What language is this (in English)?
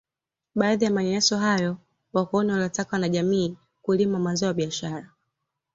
Swahili